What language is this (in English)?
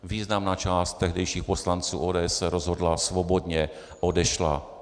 Czech